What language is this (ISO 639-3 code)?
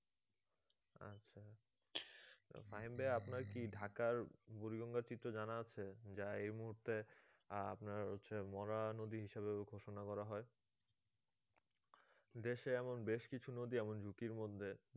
ben